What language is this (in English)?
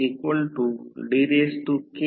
Marathi